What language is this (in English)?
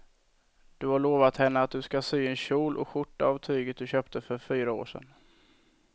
Swedish